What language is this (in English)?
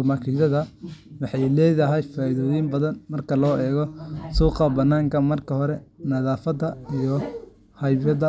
Somali